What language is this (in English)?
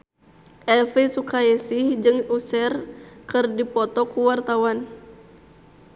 Sundanese